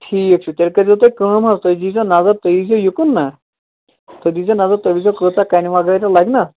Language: Kashmiri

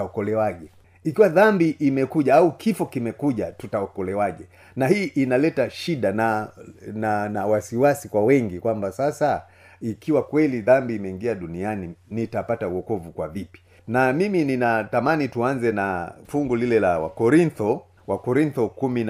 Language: Swahili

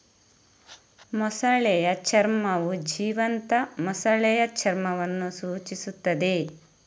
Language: Kannada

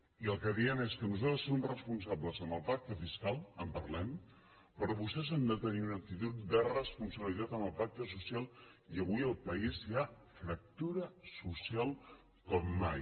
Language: Catalan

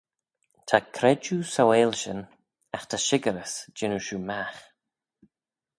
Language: Manx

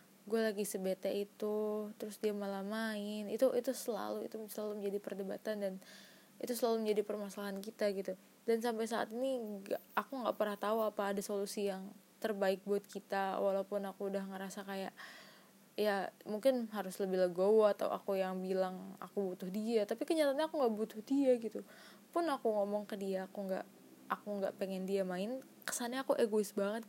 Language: Indonesian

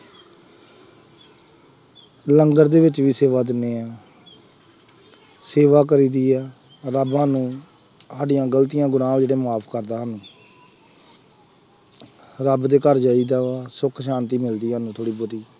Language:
Punjabi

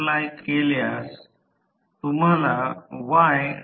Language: Marathi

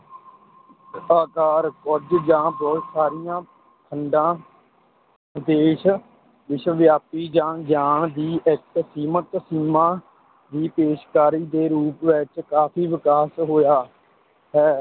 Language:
Punjabi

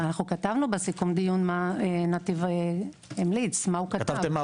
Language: Hebrew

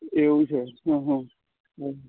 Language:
Gujarati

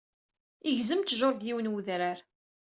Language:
Kabyle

